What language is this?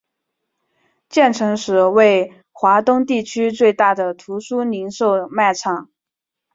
Chinese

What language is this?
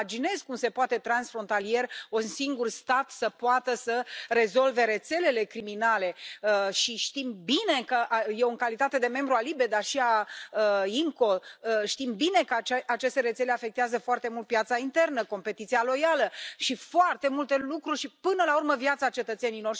Romanian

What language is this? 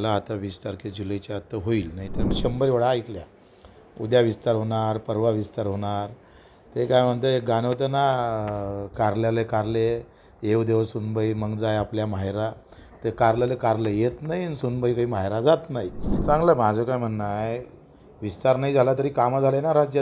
Marathi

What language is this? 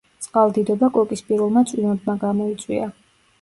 Georgian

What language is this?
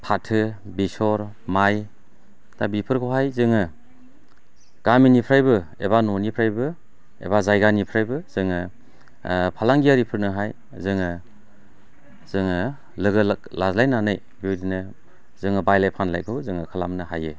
Bodo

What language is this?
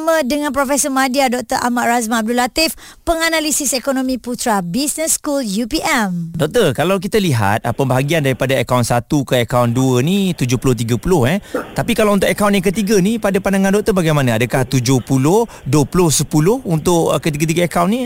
Malay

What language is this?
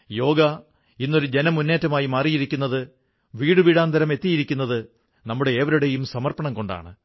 Malayalam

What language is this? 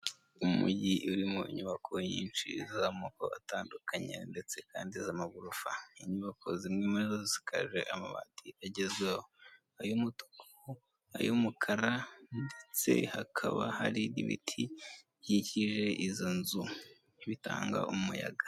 Kinyarwanda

